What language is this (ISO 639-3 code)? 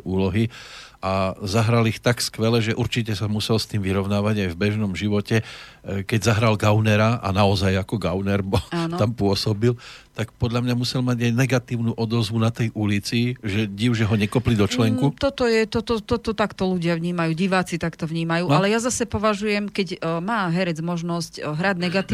slk